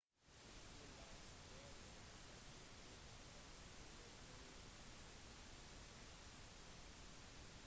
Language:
Norwegian Bokmål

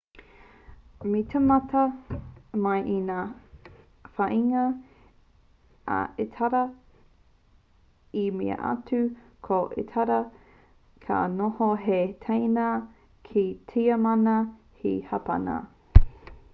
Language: Māori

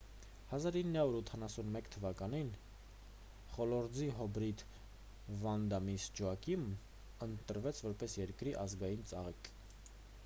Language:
Armenian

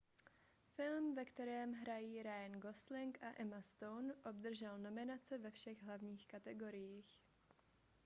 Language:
Czech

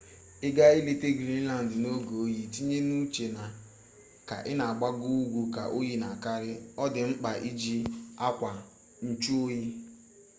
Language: Igbo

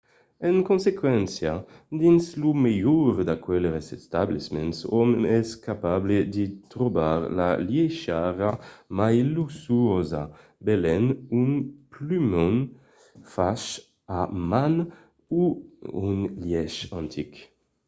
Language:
Occitan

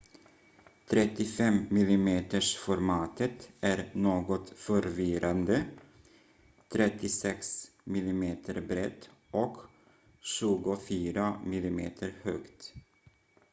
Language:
Swedish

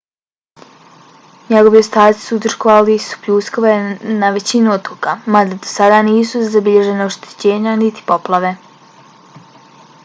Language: Bosnian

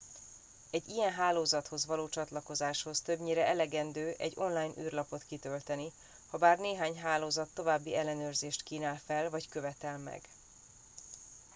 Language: Hungarian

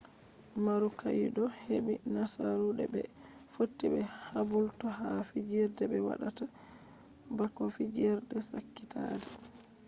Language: Fula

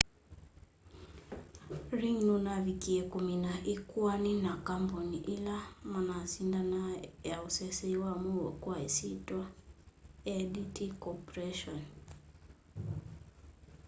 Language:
Kamba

